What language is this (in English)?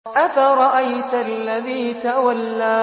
Arabic